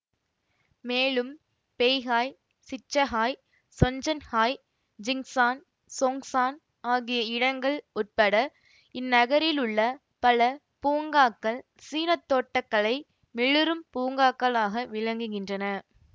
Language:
Tamil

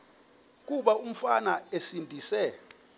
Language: Xhosa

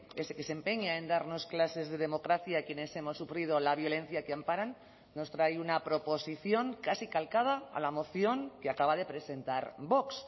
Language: Spanish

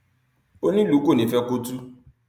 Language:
Yoruba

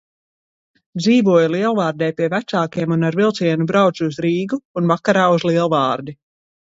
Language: Latvian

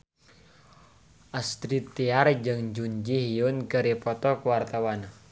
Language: Sundanese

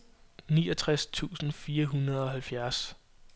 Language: Danish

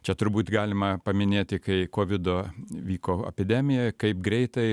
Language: Lithuanian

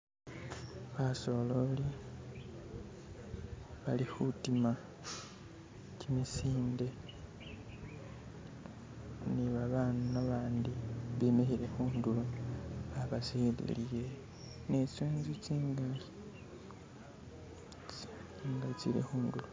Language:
Masaaba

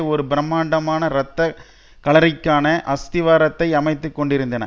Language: Tamil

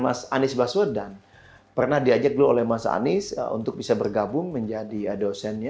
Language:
Indonesian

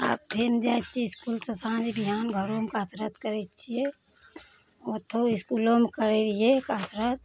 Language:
Maithili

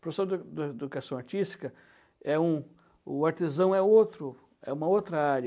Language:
Portuguese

